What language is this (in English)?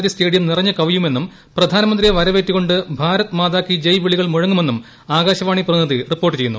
Malayalam